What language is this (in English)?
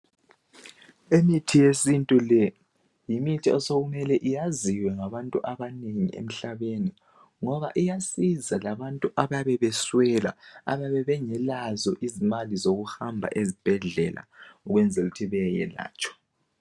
North Ndebele